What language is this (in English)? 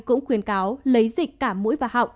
Vietnamese